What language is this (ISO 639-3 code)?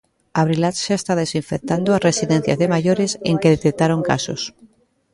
glg